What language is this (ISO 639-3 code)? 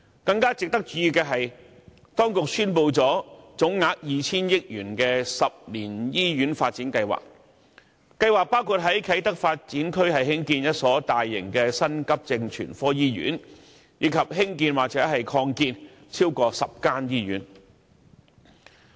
yue